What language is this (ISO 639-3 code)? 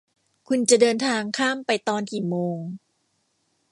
tha